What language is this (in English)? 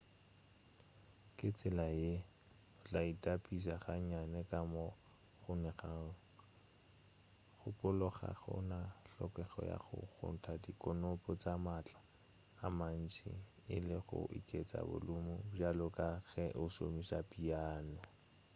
Northern Sotho